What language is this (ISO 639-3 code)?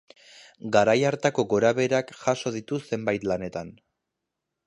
eus